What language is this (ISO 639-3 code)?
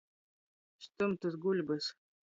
ltg